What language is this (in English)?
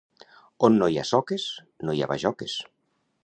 Catalan